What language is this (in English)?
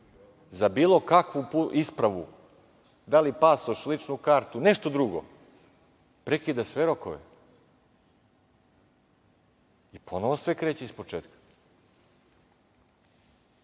Serbian